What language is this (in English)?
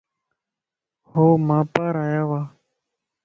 Lasi